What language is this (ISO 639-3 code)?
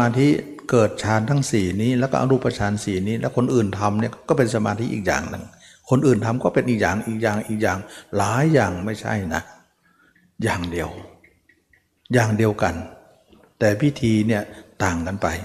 tha